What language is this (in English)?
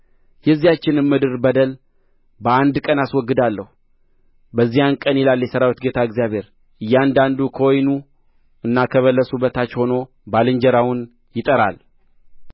Amharic